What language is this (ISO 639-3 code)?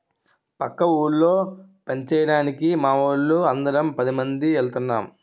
tel